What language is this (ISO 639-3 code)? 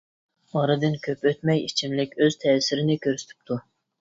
uig